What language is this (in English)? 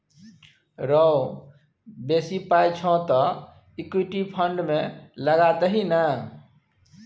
Maithili